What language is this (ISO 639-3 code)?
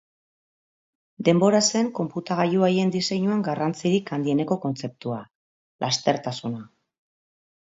eus